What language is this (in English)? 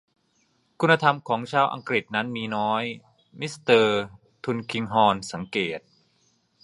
Thai